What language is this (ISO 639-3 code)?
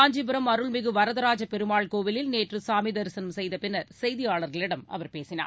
tam